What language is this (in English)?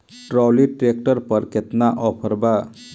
Bhojpuri